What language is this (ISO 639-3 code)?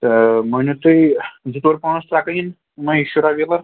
kas